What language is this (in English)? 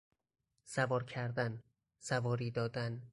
Persian